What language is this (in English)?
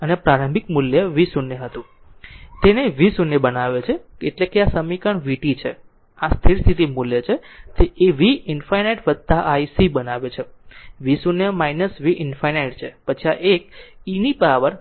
Gujarati